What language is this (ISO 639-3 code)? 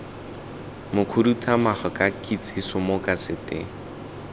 tsn